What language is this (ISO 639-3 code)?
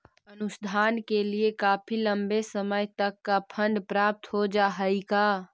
mag